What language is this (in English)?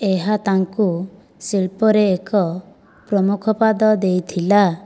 Odia